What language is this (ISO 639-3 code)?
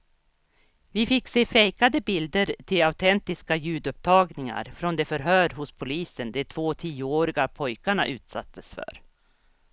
swe